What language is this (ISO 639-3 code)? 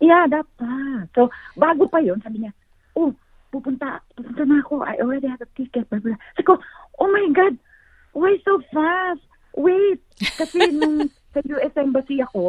fil